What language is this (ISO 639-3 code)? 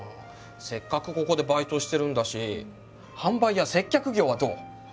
jpn